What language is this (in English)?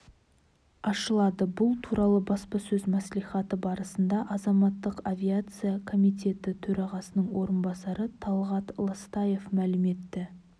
Kazakh